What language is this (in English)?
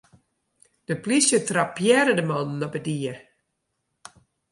Western Frisian